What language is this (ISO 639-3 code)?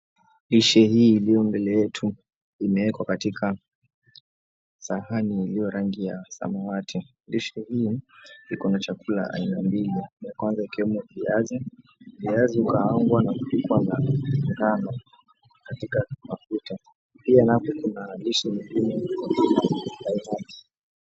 swa